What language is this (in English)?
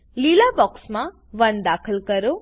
Gujarati